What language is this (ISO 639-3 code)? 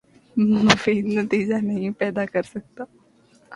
urd